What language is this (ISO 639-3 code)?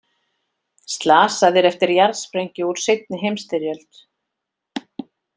isl